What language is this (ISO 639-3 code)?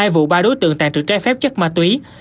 vie